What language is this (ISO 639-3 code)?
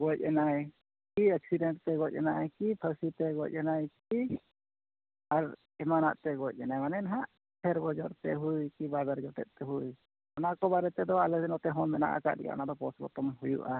sat